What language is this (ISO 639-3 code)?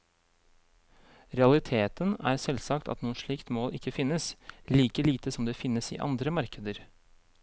nor